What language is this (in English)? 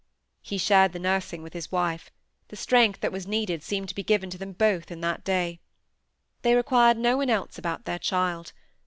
English